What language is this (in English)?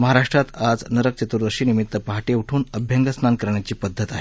Marathi